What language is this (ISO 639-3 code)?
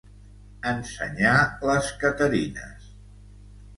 cat